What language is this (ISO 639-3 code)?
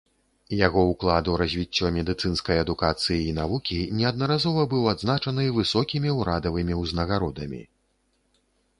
bel